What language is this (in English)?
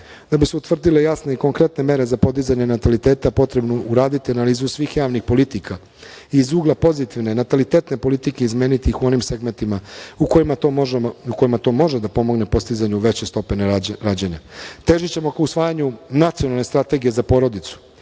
Serbian